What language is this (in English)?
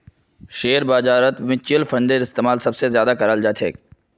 Magahi